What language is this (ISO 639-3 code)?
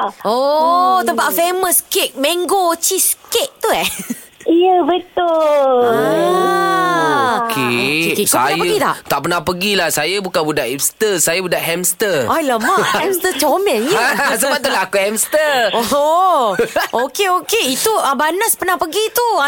msa